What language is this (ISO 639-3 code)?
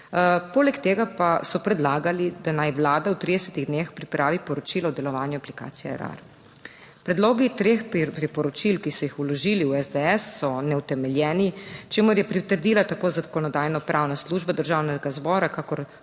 slv